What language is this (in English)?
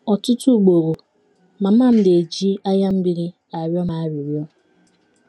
Igbo